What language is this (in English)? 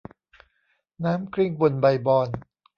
Thai